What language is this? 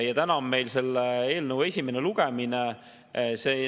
Estonian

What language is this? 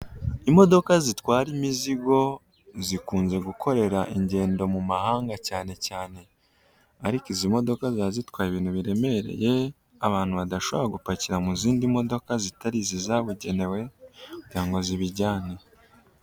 Kinyarwanda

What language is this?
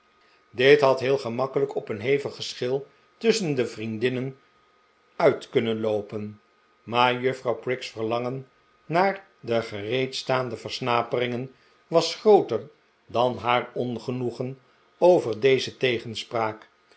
Dutch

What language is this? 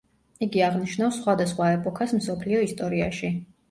Georgian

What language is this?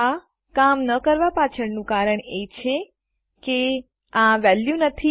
Gujarati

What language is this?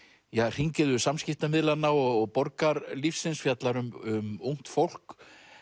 Icelandic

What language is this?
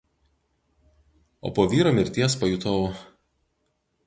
Lithuanian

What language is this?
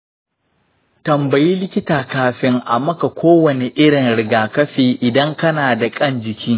Hausa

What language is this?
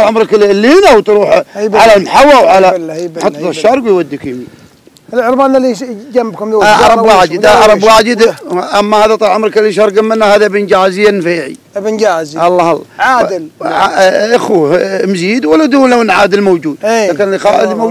Arabic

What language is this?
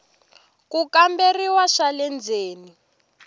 Tsonga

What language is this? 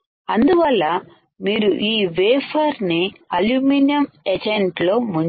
Telugu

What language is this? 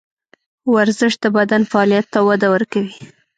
Pashto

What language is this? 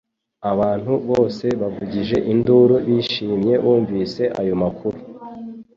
Kinyarwanda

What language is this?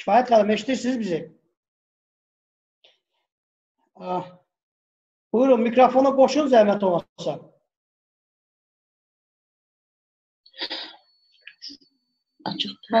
Turkish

